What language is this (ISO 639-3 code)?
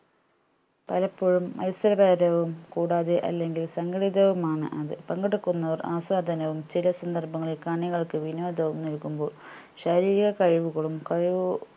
mal